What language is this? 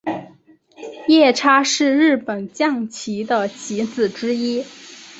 Chinese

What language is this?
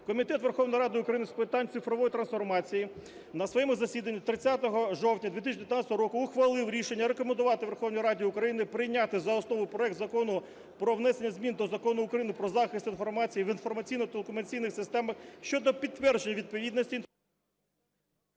Ukrainian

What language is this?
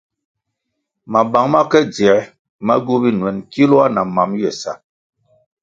Kwasio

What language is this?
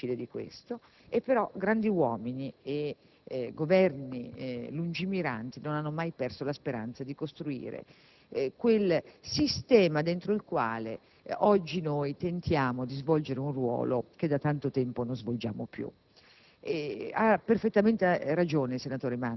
Italian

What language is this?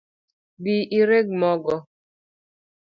Luo (Kenya and Tanzania)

